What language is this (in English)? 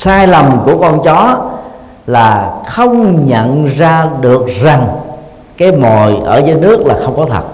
Vietnamese